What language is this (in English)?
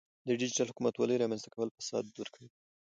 Pashto